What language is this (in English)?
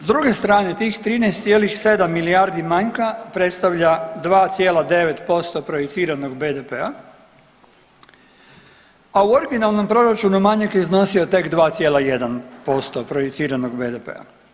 Croatian